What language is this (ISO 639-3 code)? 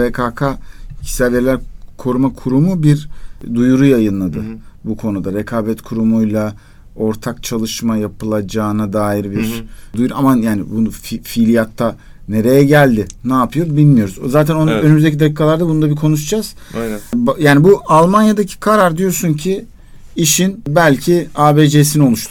tur